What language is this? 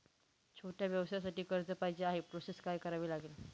Marathi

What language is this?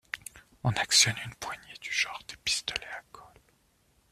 French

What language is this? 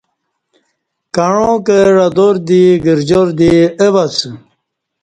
Kati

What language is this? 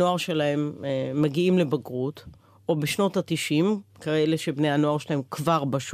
Hebrew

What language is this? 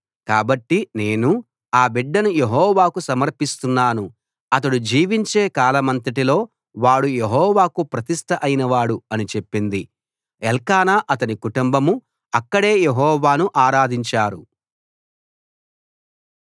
Telugu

